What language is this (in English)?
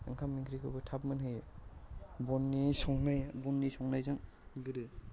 Bodo